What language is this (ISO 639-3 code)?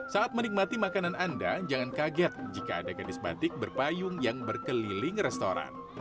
ind